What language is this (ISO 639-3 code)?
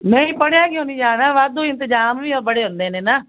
pan